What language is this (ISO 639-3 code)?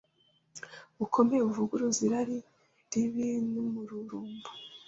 kin